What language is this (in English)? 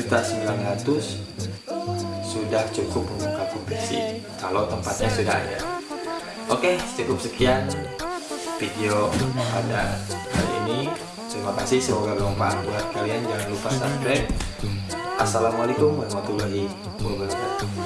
Indonesian